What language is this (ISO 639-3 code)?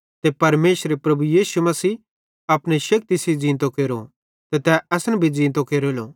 bhd